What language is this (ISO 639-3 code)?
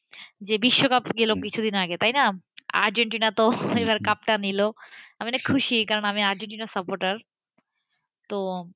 ben